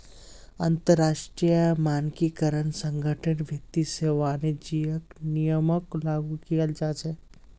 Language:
Magahi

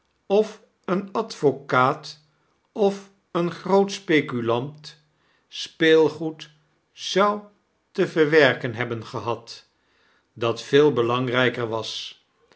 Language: Dutch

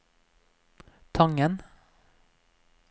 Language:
Norwegian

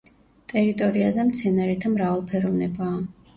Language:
Georgian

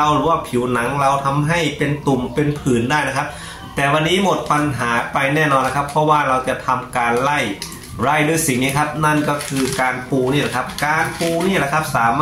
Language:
Thai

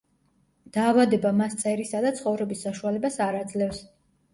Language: Georgian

